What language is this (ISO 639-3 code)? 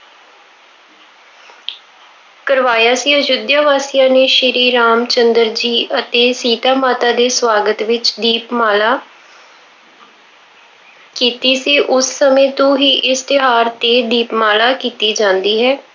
pan